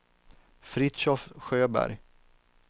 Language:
Swedish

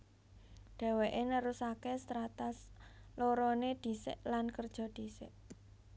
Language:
Javanese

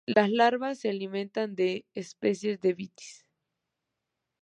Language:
Spanish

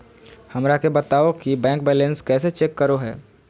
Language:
Magahi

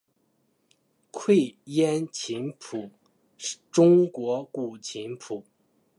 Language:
Chinese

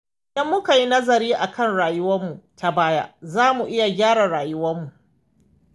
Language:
Hausa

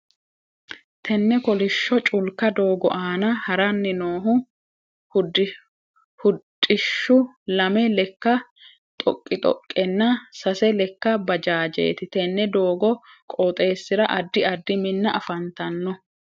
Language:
Sidamo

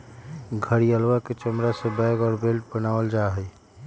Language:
Magahi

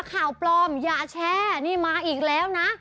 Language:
Thai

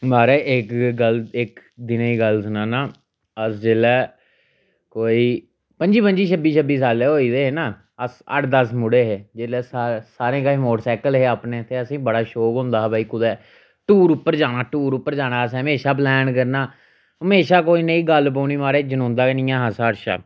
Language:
Dogri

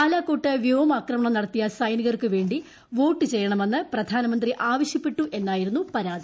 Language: Malayalam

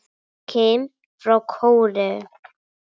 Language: Icelandic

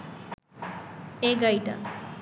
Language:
Bangla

